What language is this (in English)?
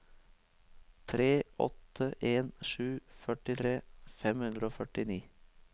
Norwegian